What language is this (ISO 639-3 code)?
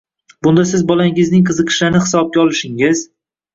uzb